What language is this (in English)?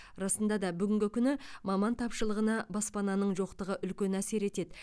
Kazakh